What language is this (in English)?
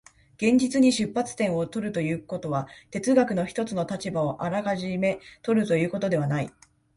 Japanese